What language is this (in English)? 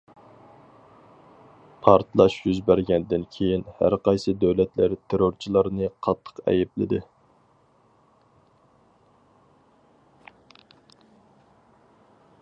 Uyghur